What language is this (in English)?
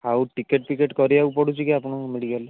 Odia